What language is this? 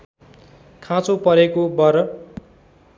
Nepali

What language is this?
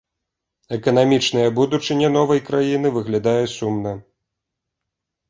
Belarusian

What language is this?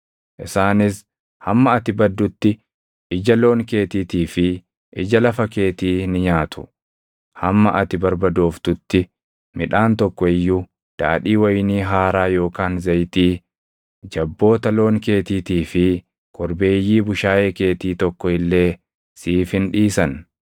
Oromo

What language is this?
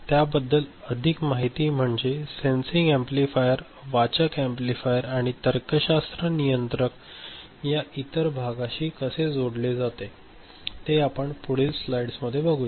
Marathi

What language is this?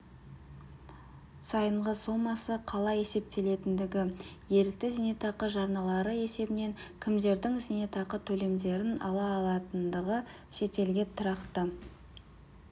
Kazakh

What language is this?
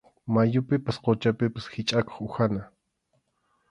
Arequipa-La Unión Quechua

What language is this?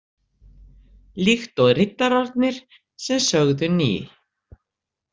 Icelandic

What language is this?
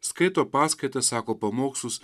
Lithuanian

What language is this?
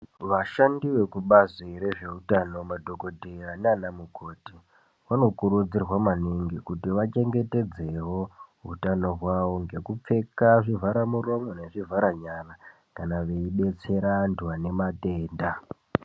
Ndau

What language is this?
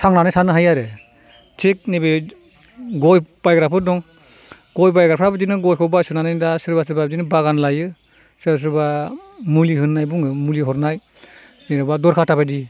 Bodo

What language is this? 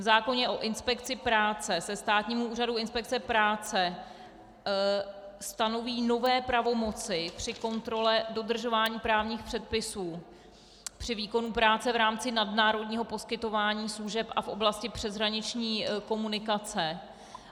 Czech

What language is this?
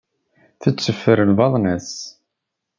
Kabyle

